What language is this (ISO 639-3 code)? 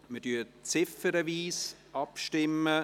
gsw